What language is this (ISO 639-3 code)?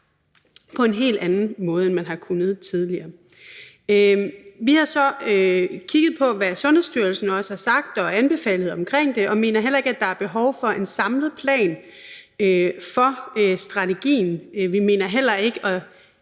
dan